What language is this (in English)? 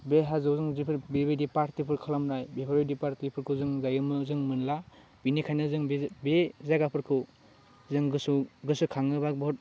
Bodo